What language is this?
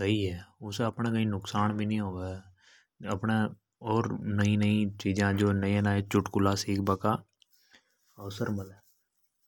Hadothi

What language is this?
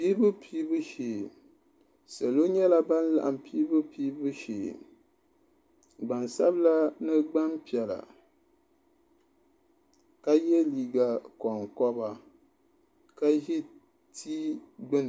Dagbani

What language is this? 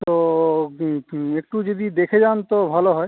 Bangla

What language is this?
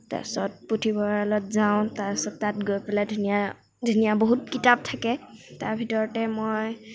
Assamese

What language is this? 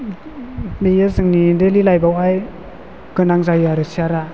Bodo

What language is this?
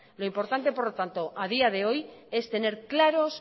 Spanish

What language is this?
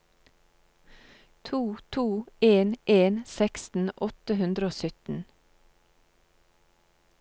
Norwegian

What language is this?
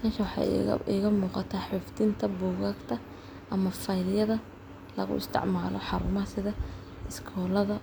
Somali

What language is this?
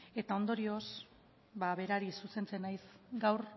Basque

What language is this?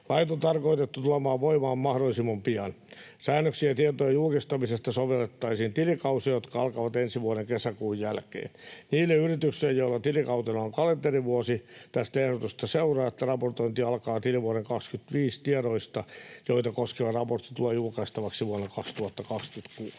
Finnish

